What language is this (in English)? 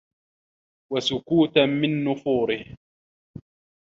Arabic